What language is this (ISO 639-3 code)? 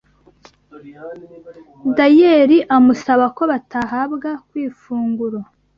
kin